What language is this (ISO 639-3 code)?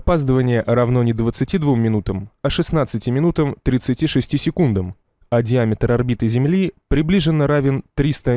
rus